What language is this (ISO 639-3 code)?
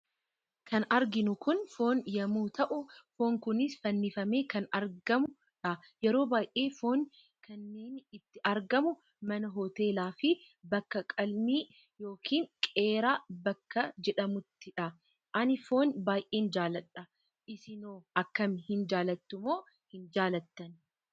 orm